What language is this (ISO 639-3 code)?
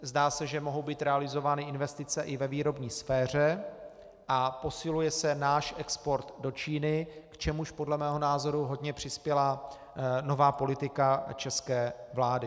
ces